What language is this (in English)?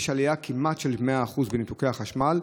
Hebrew